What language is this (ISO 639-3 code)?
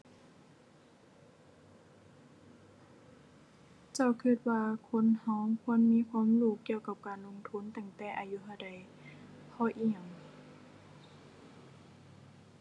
tha